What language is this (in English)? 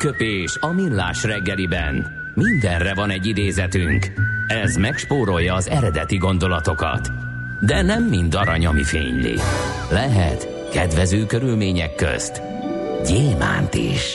Hungarian